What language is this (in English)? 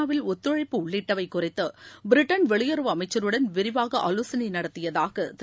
Tamil